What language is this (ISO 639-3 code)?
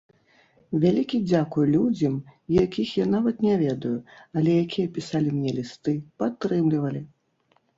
bel